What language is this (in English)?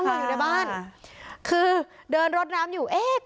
Thai